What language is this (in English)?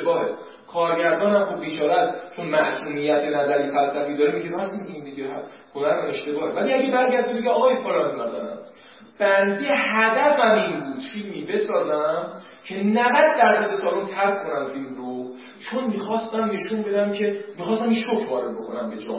Persian